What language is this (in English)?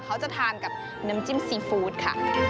Thai